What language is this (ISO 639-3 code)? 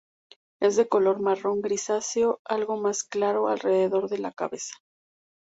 spa